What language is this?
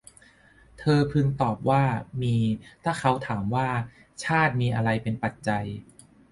Thai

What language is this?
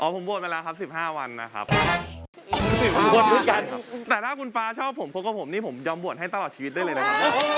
Thai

